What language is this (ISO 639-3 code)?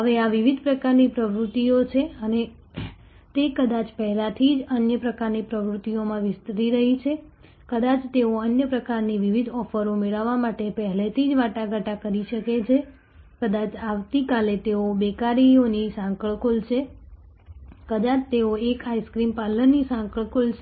guj